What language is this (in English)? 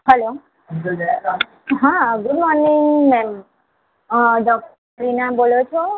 Gujarati